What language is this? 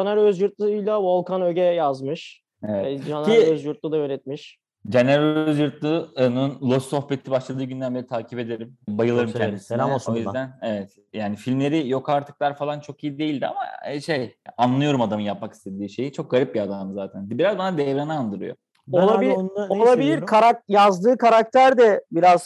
Turkish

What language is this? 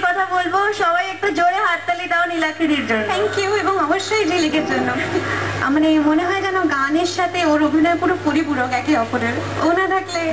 Greek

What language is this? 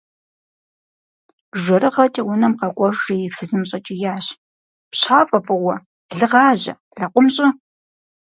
Kabardian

